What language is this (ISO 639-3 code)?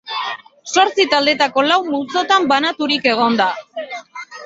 eus